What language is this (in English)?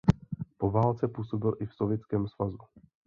Czech